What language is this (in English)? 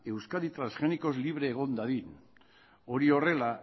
Basque